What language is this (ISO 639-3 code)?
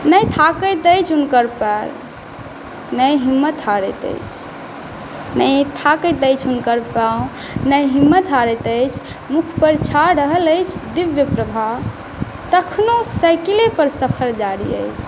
mai